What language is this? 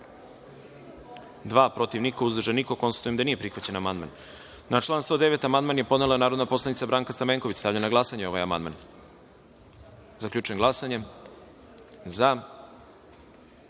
Serbian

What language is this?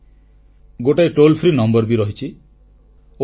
Odia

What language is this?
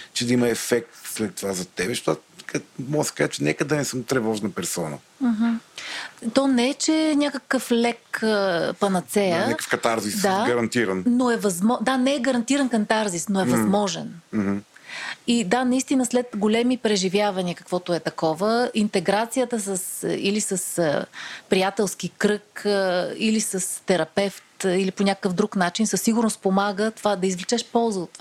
Bulgarian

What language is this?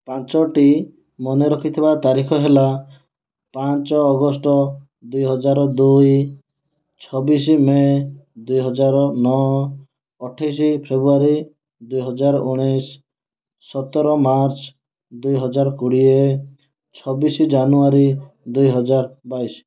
Odia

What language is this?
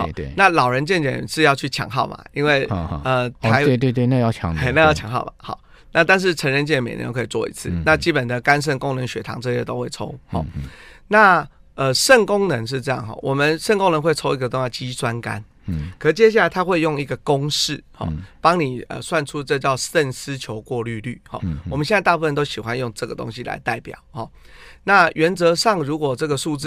Chinese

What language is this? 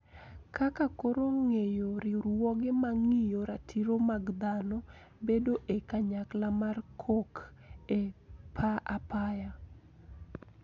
Luo (Kenya and Tanzania)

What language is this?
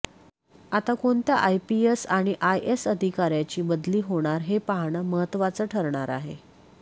Marathi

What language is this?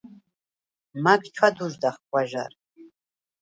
Svan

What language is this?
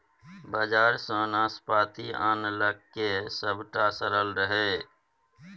Maithili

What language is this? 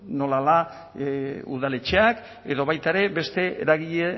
Basque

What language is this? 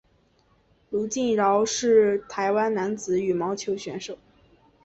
Chinese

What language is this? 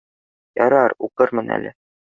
Bashkir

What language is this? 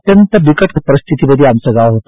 Marathi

